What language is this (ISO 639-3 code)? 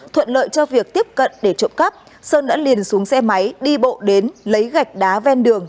vie